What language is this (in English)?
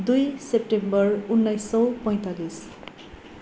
Nepali